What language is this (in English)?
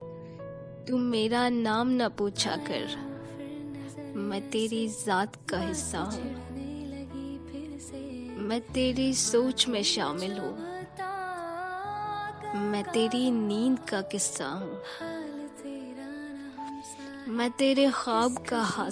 Urdu